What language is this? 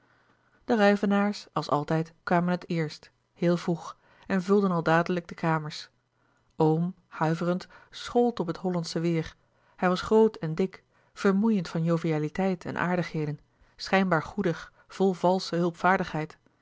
Dutch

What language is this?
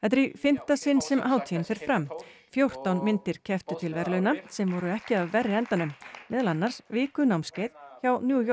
Icelandic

